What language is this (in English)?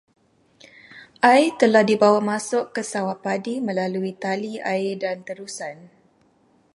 Malay